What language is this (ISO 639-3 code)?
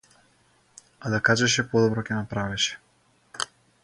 mkd